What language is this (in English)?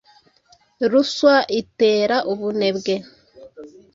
Kinyarwanda